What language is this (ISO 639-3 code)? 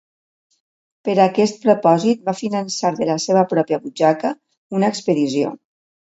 cat